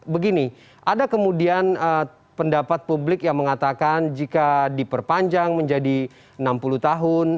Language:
Indonesian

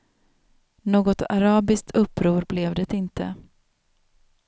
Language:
Swedish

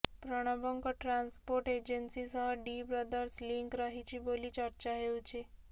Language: Odia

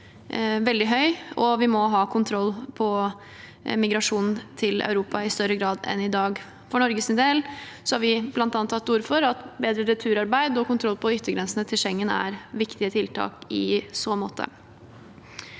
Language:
Norwegian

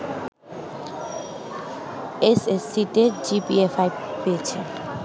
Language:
Bangla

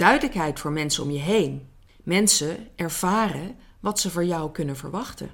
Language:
Dutch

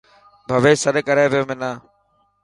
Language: Dhatki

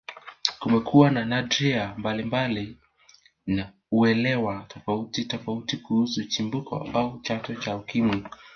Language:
Swahili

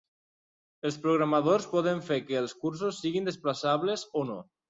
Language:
Catalan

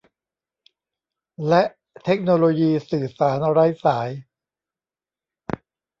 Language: Thai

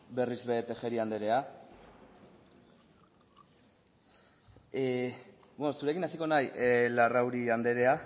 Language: Basque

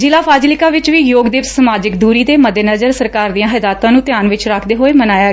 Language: Punjabi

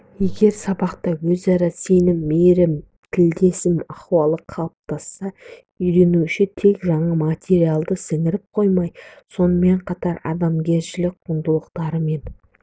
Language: Kazakh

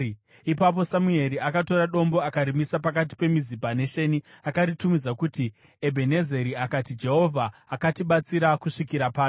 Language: Shona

